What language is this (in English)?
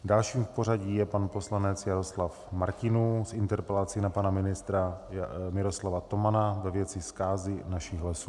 Czech